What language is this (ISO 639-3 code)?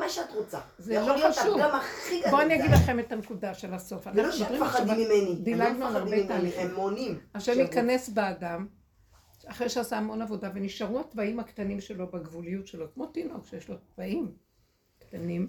heb